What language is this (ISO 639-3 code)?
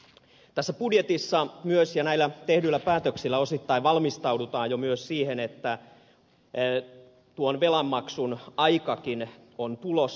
fin